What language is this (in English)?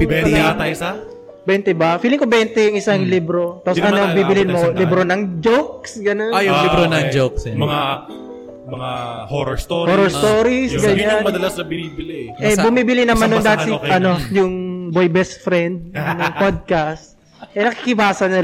Filipino